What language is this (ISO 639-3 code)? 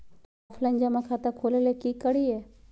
mag